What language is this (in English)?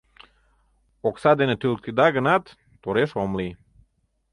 Mari